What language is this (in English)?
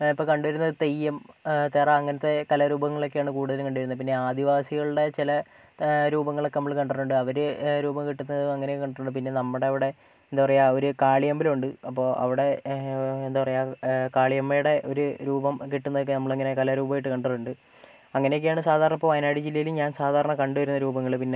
Malayalam